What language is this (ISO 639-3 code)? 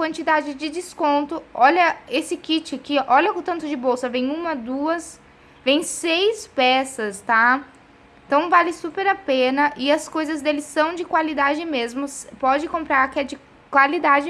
por